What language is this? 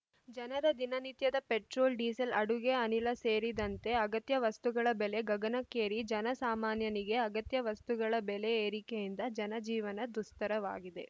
Kannada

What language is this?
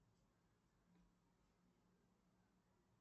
Russian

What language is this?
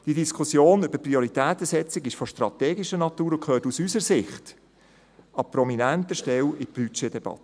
Swiss German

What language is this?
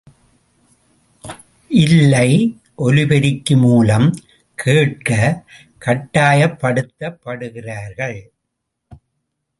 Tamil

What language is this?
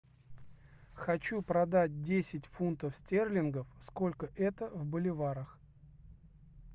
Russian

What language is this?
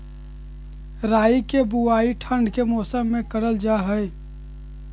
Magahi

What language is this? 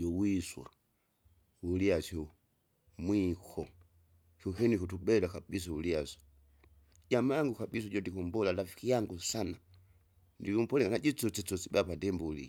Kinga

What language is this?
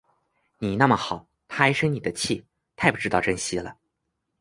Chinese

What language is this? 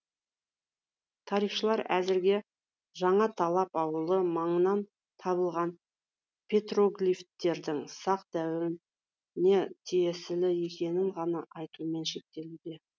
Kazakh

